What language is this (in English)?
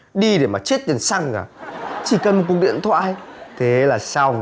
Vietnamese